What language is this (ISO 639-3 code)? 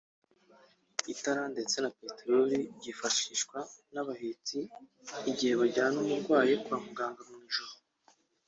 kin